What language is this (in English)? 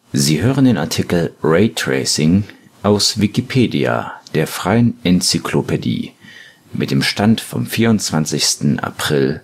German